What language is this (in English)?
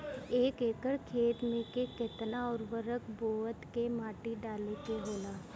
Bhojpuri